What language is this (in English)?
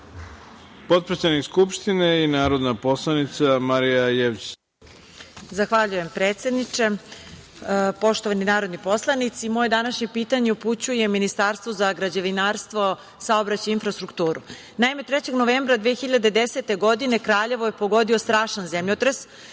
Serbian